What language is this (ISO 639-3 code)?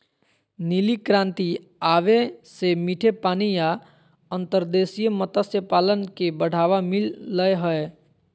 mag